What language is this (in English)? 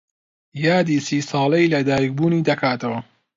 Central Kurdish